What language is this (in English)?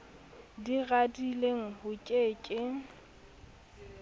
Southern Sotho